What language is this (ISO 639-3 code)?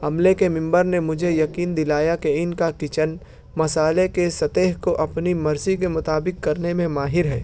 urd